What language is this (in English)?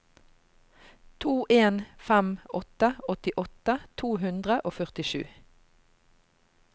Norwegian